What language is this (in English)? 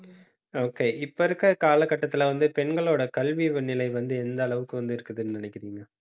Tamil